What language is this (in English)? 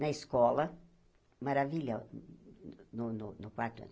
Portuguese